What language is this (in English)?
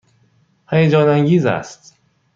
Persian